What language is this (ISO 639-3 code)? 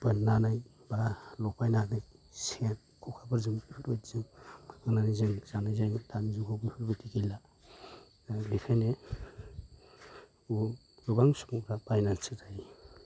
brx